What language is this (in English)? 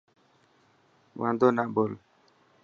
Dhatki